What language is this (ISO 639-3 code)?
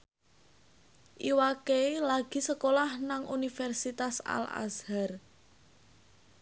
jav